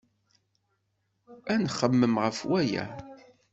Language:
Kabyle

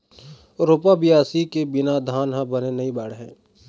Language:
Chhattisgarhi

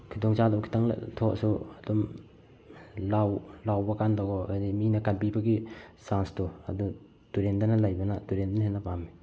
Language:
Manipuri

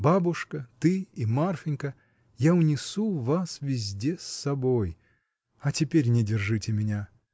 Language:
Russian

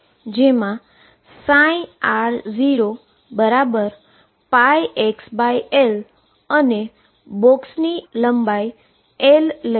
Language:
Gujarati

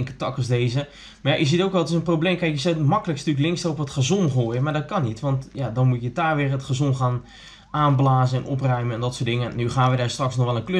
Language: Dutch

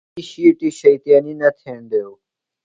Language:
Phalura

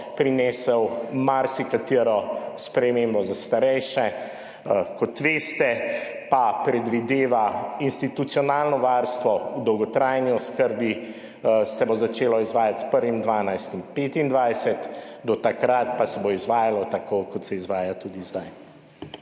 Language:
Slovenian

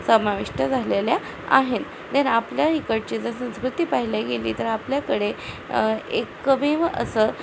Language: Marathi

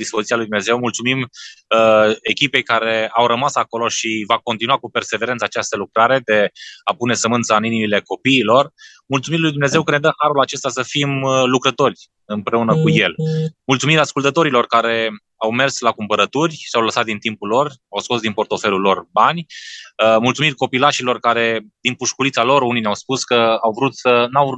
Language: Romanian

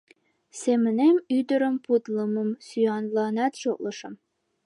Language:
Mari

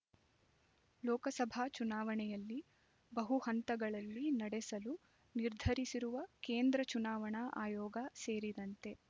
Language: Kannada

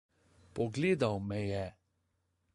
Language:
Slovenian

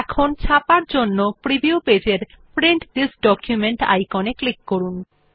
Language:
Bangla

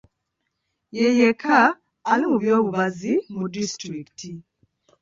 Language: Ganda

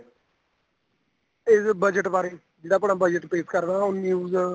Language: Punjabi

